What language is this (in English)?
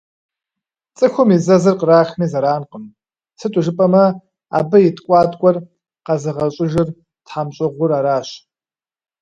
Kabardian